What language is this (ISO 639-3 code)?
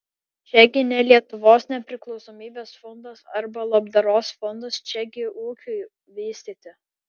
lit